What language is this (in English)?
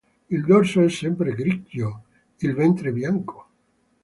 Italian